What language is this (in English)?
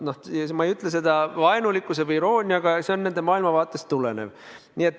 Estonian